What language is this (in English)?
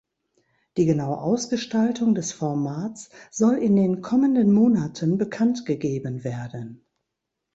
German